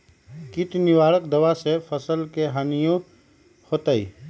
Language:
Magahi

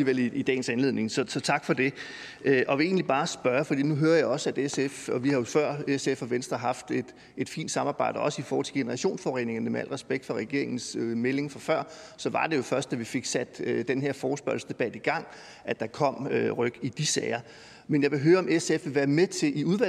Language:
Danish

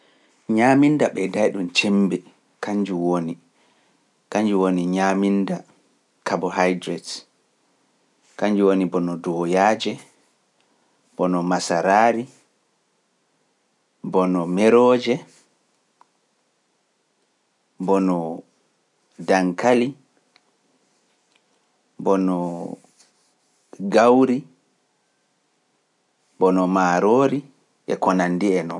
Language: Pular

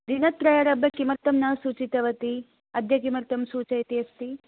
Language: Sanskrit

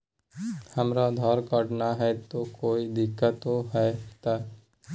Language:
Magahi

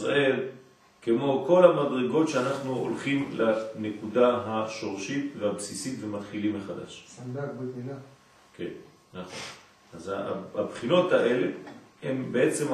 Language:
Hebrew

